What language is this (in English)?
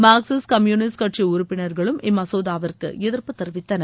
Tamil